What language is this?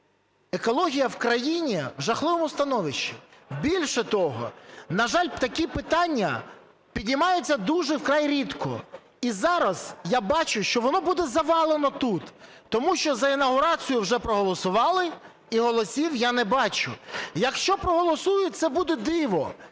Ukrainian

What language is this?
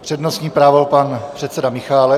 Czech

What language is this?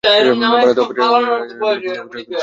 Bangla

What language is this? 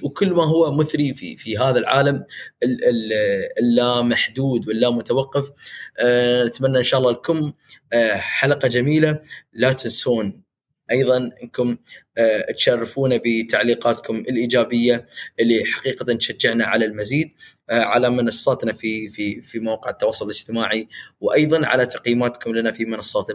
Arabic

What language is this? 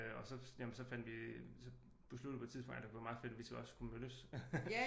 Danish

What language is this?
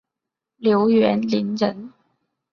Chinese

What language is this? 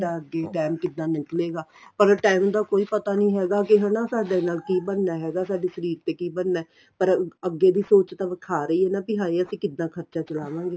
Punjabi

